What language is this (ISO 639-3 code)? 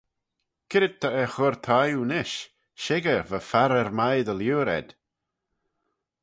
glv